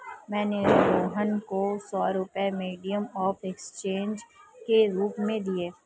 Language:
Hindi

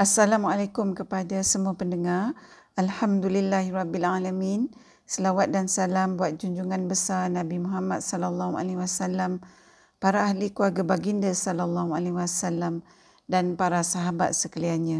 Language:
Malay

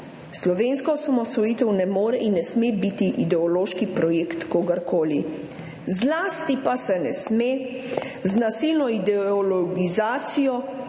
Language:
Slovenian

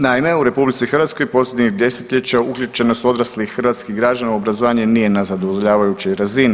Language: Croatian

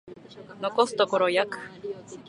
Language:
Japanese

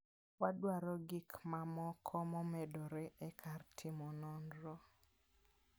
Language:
Luo (Kenya and Tanzania)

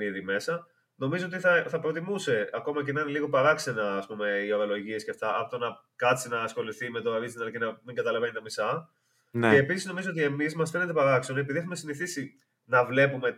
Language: Greek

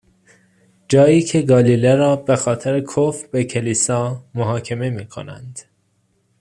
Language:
Persian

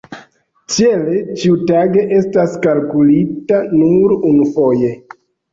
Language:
Esperanto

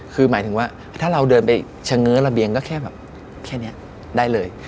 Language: Thai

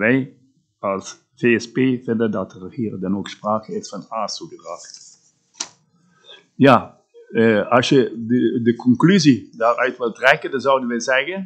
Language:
Dutch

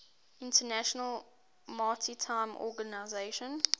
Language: English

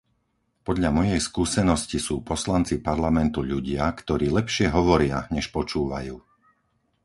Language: Slovak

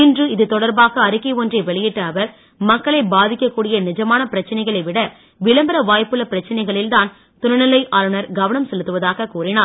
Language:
Tamil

